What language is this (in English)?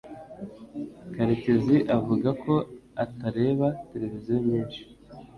Kinyarwanda